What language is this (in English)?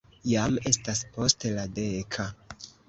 Esperanto